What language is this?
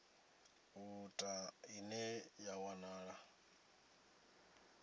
Venda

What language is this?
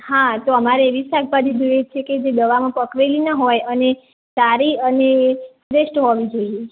Gujarati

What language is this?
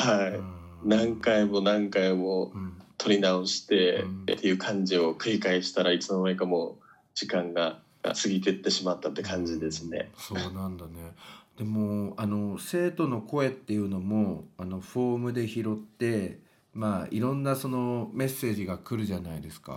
Japanese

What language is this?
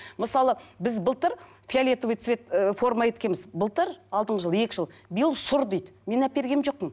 Kazakh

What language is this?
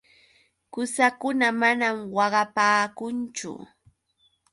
Yauyos Quechua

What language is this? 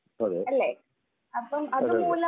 Malayalam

